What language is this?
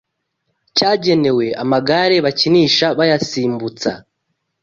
Kinyarwanda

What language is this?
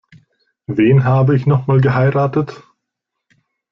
German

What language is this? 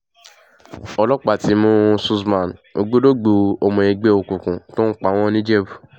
Yoruba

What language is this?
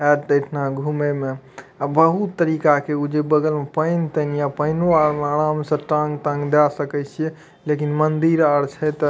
Maithili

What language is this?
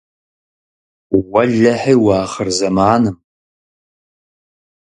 Kabardian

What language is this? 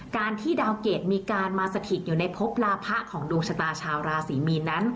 Thai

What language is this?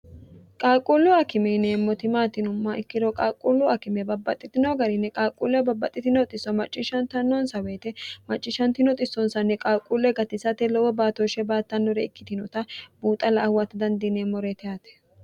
Sidamo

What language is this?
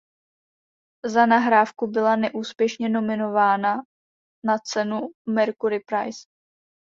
Czech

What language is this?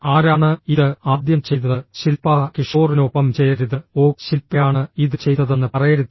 Malayalam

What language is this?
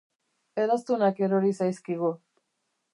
Basque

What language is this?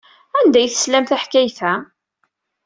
Kabyle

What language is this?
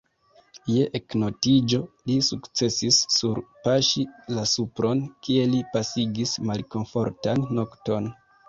Esperanto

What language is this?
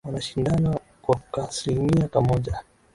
Swahili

